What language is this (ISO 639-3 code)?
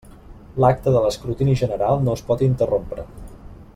cat